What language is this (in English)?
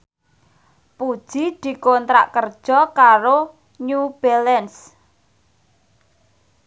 Javanese